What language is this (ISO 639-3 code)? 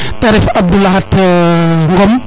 srr